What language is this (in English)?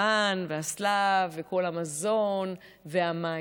Hebrew